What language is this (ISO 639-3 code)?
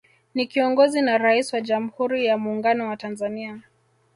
swa